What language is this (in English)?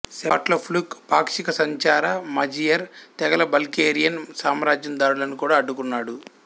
Telugu